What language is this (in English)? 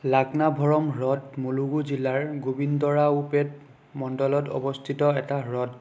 Assamese